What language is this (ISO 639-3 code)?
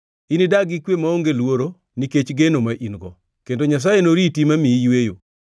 luo